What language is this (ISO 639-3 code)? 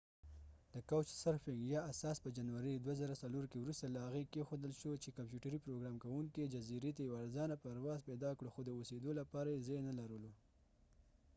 pus